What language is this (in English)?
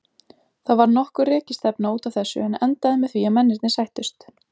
Icelandic